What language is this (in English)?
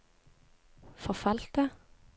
Norwegian